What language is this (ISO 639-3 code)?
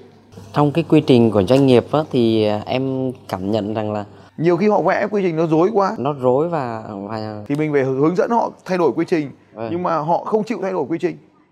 vie